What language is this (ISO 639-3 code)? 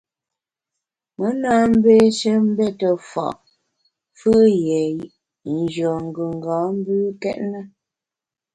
bax